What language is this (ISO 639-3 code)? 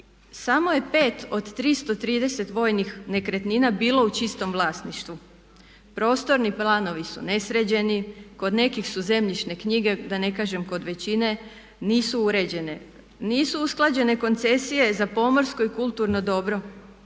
hrv